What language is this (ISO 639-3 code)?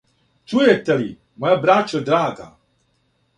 srp